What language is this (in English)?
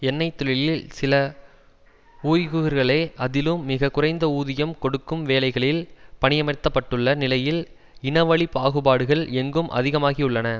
Tamil